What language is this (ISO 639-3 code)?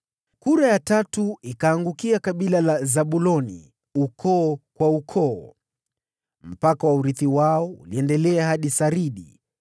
swa